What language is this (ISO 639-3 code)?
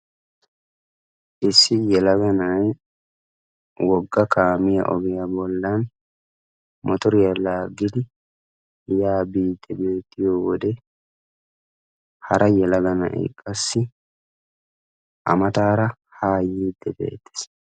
wal